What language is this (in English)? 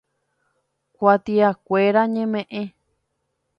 Guarani